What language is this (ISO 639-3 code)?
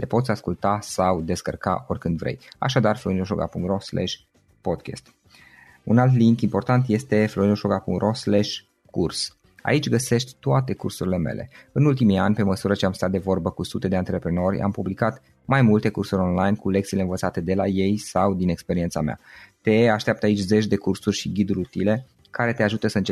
ron